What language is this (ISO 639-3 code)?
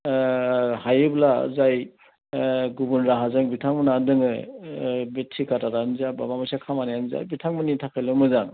brx